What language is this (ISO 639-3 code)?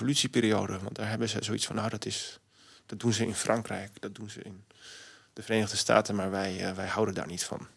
nld